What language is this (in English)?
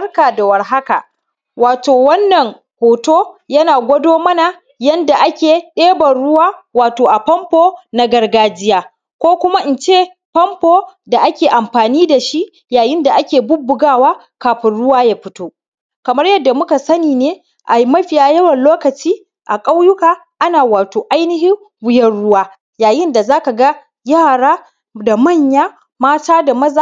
Hausa